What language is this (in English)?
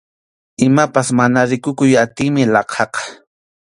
Arequipa-La Unión Quechua